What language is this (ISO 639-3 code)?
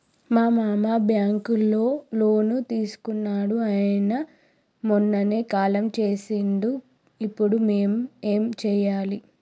tel